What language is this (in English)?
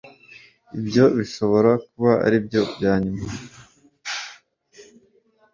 Kinyarwanda